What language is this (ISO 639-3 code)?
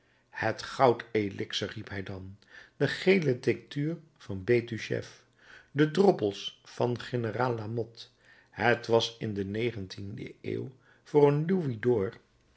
nld